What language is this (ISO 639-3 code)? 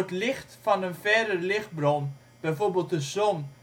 nld